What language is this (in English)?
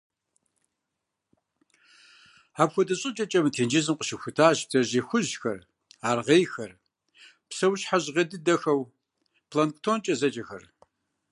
Kabardian